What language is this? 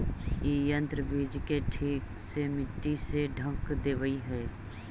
Magahi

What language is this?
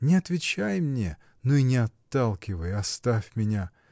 Russian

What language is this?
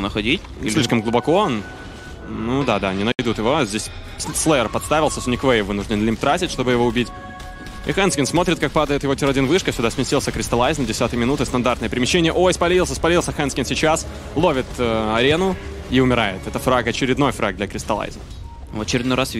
Russian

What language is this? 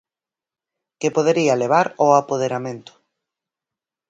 Galician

